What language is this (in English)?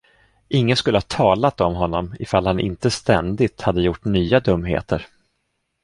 Swedish